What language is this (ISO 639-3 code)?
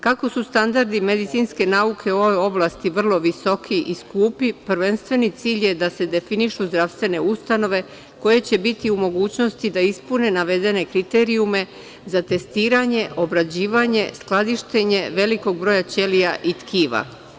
srp